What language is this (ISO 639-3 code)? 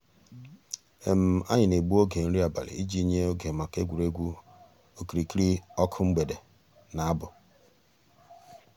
ibo